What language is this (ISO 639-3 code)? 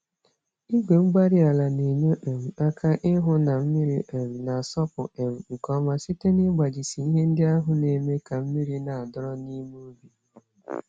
ibo